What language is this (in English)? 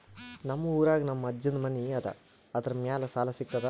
Kannada